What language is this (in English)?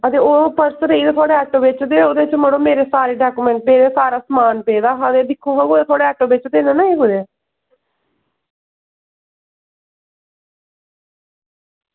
Dogri